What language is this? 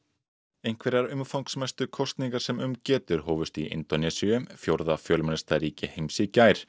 Icelandic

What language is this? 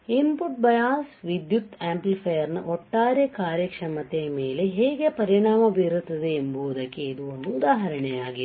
Kannada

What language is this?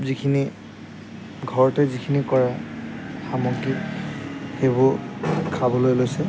Assamese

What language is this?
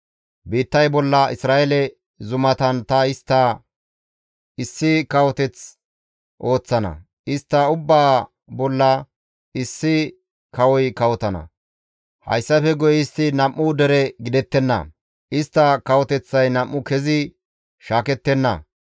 Gamo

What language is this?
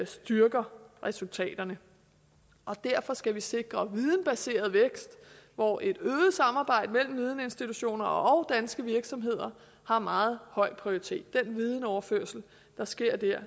Danish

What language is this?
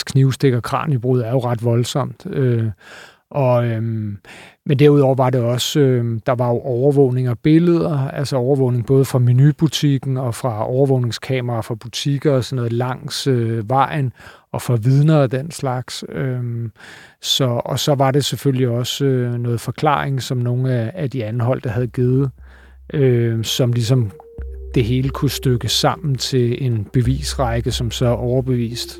Danish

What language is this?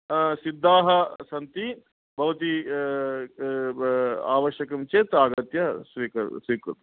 Sanskrit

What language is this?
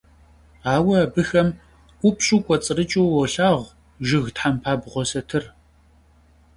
Kabardian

